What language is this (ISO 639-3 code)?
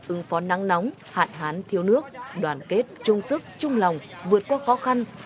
vie